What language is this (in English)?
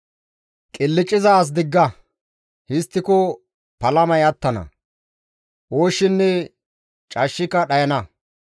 Gamo